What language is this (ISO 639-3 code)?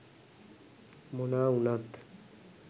sin